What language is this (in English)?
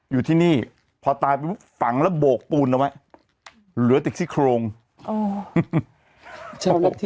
Thai